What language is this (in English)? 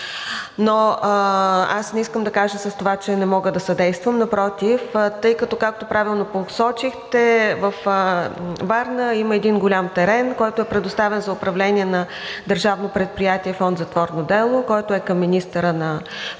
Bulgarian